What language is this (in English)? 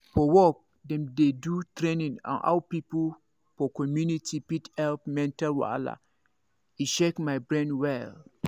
Nigerian Pidgin